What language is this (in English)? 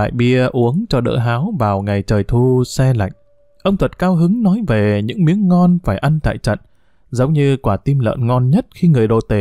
Vietnamese